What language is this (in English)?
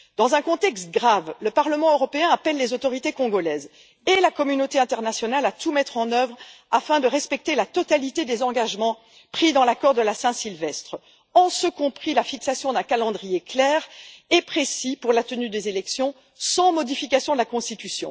French